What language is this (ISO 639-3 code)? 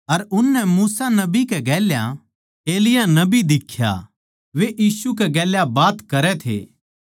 bgc